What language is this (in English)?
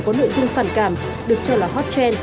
Vietnamese